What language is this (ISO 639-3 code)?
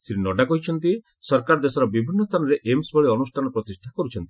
ori